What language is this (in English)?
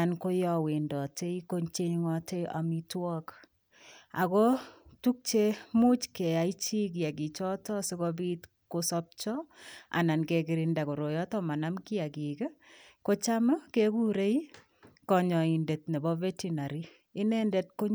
Kalenjin